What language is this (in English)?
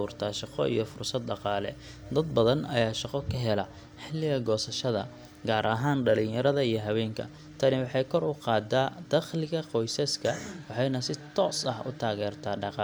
Somali